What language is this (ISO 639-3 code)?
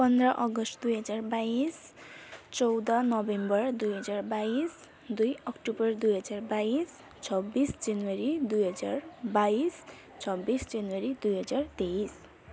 nep